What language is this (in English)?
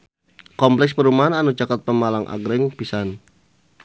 Sundanese